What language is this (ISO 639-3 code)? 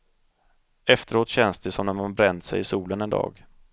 swe